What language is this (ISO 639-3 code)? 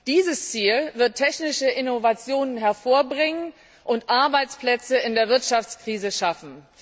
deu